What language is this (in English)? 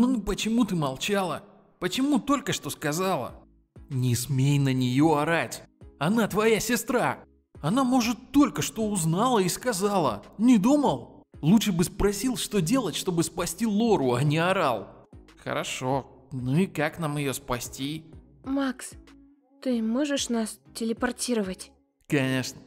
Russian